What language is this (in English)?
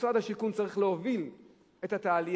Hebrew